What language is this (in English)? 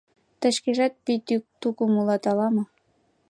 Mari